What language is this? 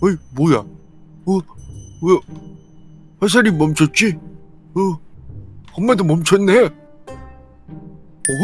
Korean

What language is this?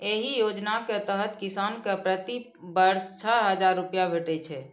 Maithili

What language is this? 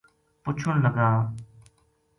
Gujari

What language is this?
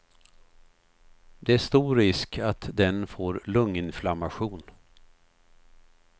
Swedish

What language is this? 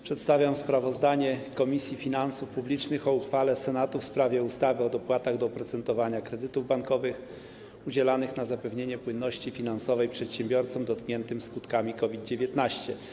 Polish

